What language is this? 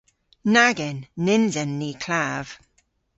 Cornish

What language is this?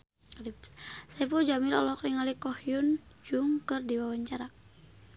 Sundanese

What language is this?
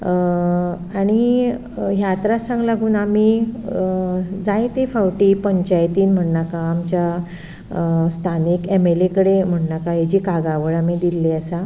Konkani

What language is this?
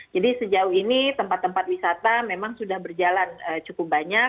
Indonesian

